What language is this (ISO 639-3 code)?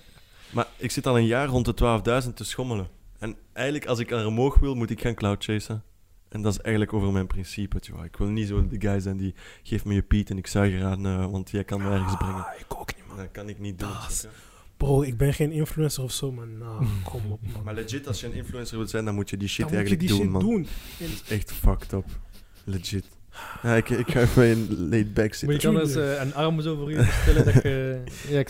nld